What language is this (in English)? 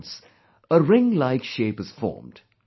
English